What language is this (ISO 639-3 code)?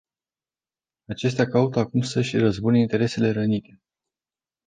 ron